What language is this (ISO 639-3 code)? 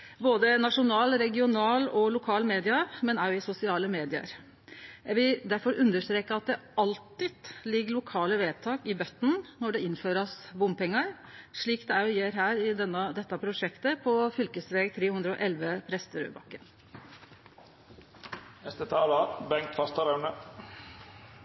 nno